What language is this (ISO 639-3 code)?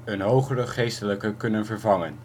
nld